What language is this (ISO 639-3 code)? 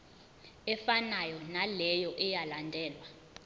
zul